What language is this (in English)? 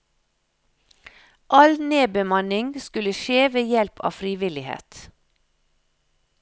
Norwegian